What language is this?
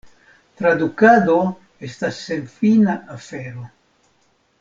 Esperanto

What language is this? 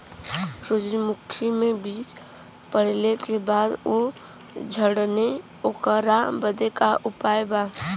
Bhojpuri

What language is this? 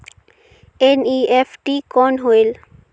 Chhattisgarhi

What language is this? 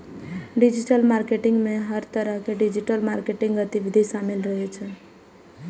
Maithili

